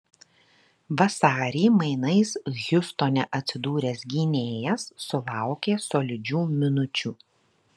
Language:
Lithuanian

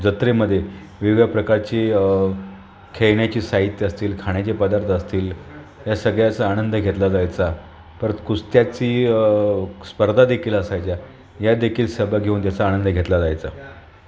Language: Marathi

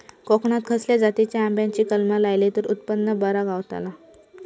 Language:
Marathi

